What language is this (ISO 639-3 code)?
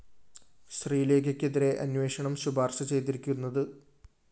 mal